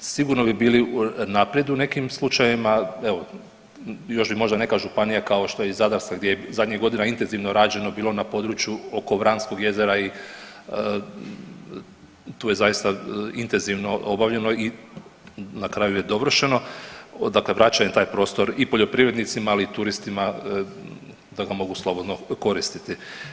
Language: Croatian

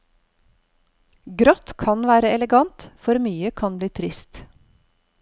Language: Norwegian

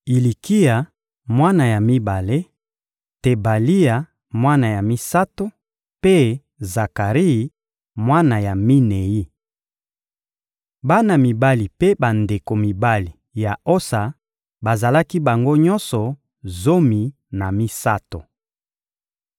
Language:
Lingala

